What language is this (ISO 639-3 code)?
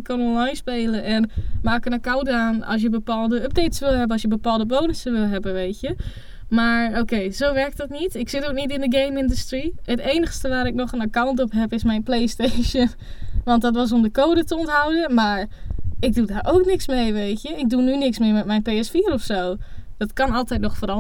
nld